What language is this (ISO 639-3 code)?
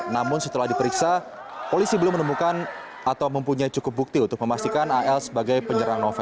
ind